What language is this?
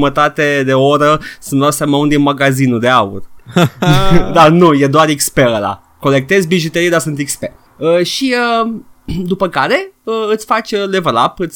Romanian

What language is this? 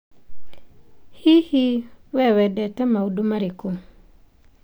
Kikuyu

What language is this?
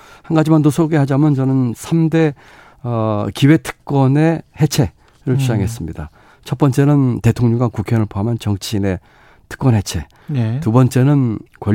Korean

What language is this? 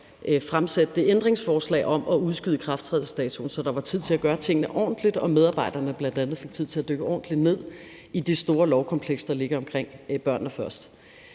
Danish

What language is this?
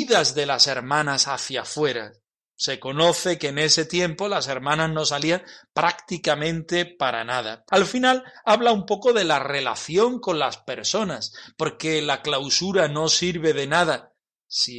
Spanish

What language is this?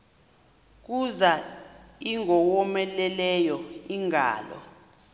Xhosa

